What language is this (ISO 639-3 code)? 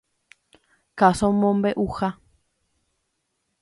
grn